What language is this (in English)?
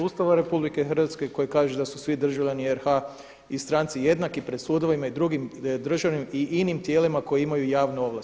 Croatian